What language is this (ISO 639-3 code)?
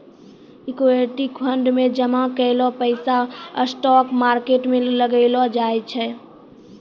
mai